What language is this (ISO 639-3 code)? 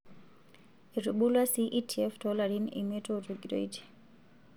mas